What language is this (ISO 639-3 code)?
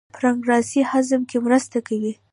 pus